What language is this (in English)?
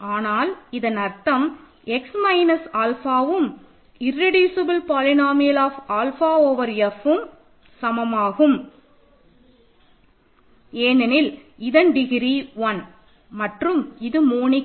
Tamil